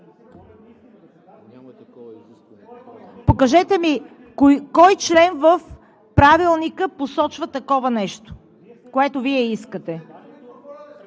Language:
Bulgarian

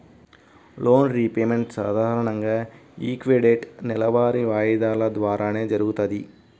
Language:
Telugu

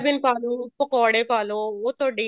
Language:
Punjabi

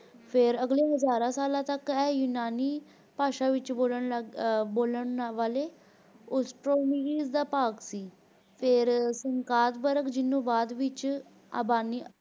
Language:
Punjabi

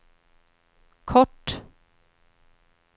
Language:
Swedish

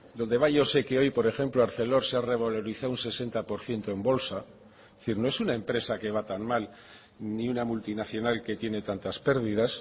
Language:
Spanish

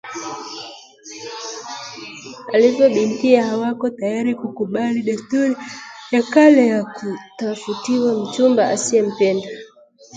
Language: Swahili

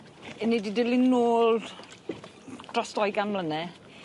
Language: Welsh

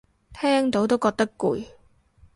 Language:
Cantonese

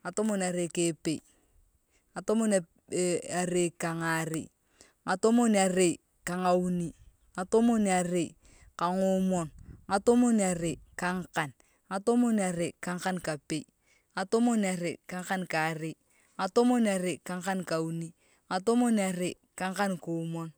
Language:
Turkana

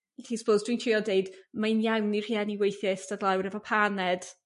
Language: Welsh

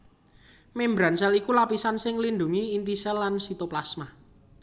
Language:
Javanese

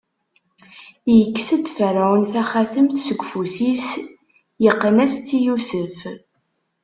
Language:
Kabyle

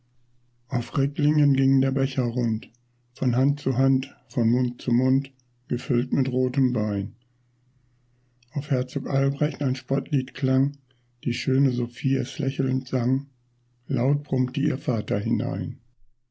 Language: German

